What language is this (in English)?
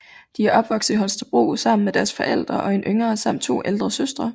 Danish